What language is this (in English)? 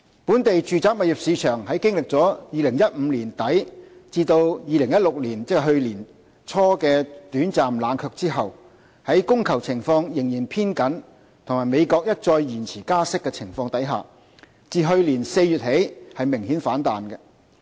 Cantonese